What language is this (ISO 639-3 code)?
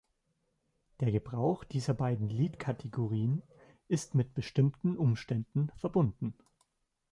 deu